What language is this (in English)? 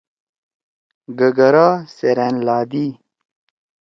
Torwali